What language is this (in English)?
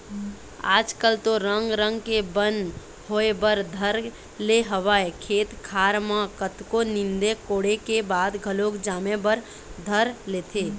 Chhattisgarhi